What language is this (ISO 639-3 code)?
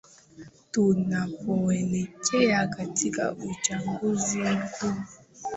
swa